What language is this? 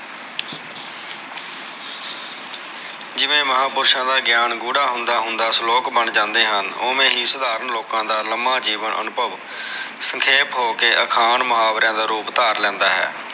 Punjabi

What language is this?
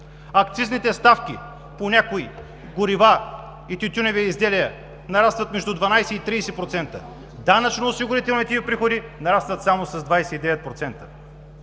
Bulgarian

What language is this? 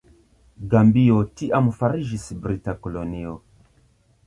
Esperanto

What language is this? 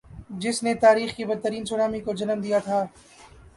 Urdu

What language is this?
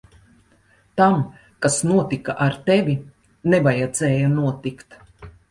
Latvian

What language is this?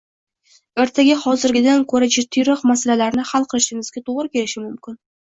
Uzbek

